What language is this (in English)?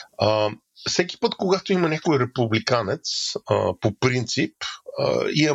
Bulgarian